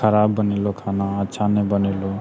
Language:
Maithili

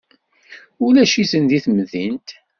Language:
Kabyle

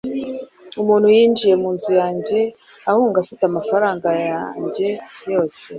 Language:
Kinyarwanda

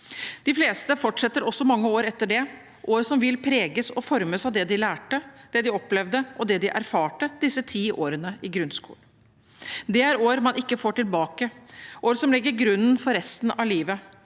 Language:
Norwegian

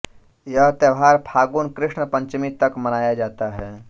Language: Hindi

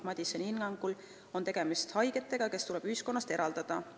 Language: Estonian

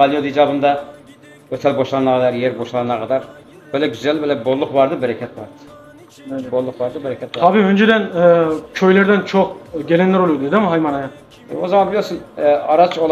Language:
Turkish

